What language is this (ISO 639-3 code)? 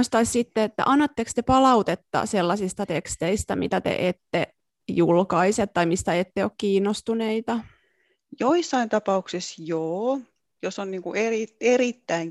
fin